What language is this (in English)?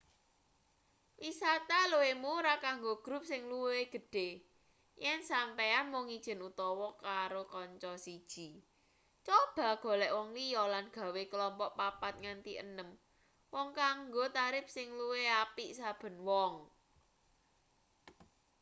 Javanese